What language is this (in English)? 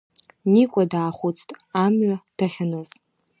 Abkhazian